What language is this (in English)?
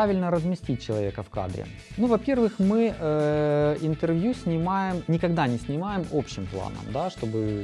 Russian